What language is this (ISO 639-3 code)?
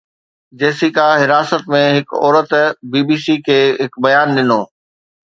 snd